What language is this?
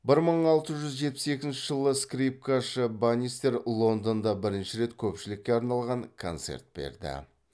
Kazakh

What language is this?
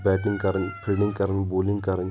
Kashmiri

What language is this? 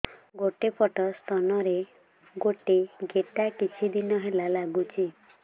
Odia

